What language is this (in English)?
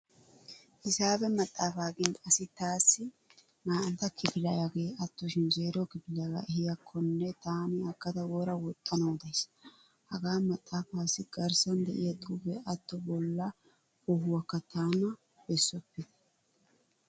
Wolaytta